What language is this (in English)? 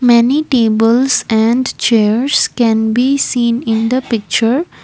English